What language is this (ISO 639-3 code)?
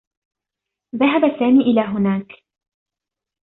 ara